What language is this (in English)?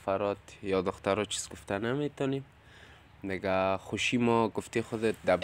Persian